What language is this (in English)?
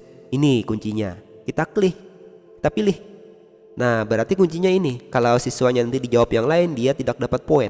Indonesian